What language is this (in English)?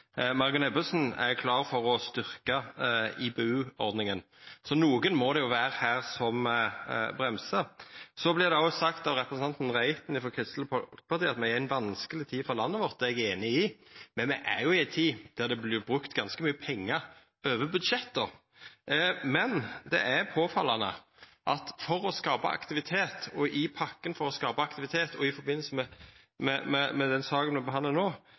Norwegian Nynorsk